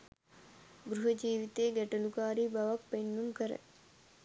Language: Sinhala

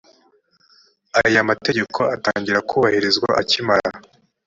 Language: Kinyarwanda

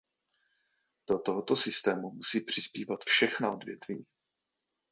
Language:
Czech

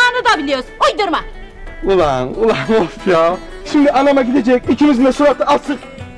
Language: Turkish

